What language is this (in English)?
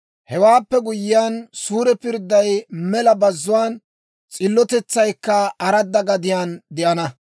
Dawro